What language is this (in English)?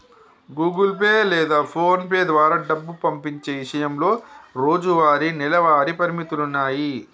Telugu